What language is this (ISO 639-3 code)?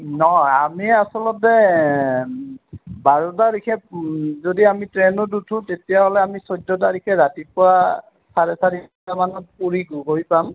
asm